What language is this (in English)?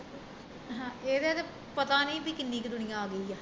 Punjabi